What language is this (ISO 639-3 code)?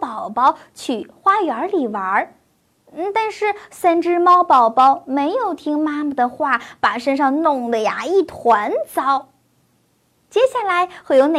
zho